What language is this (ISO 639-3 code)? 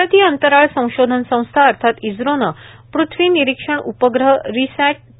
mar